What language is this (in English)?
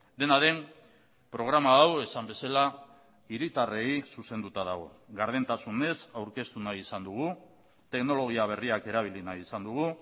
Basque